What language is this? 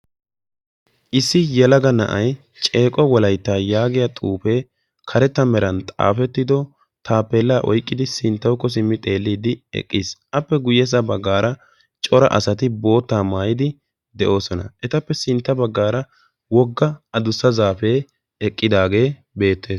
Wolaytta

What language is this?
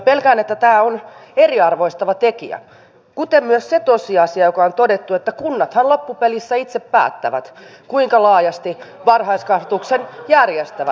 Finnish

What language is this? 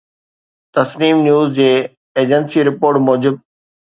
Sindhi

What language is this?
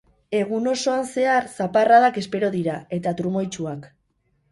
Basque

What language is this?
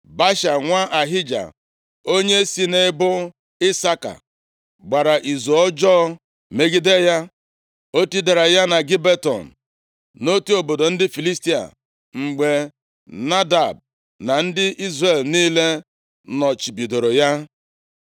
Igbo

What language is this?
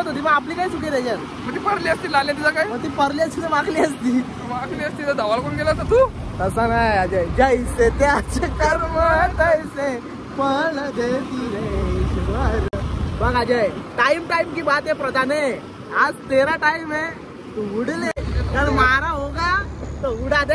Marathi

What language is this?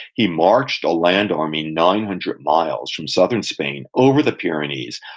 English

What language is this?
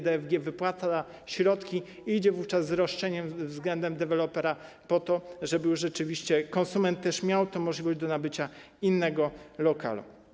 Polish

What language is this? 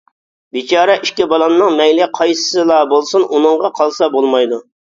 Uyghur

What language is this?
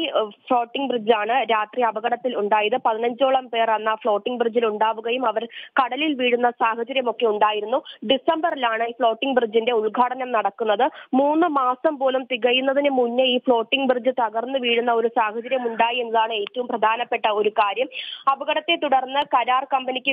Malayalam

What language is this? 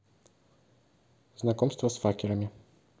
Russian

